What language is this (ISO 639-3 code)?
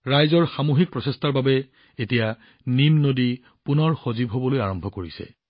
asm